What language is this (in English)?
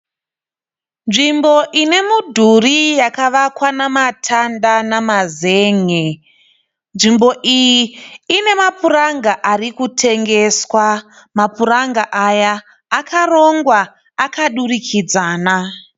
Shona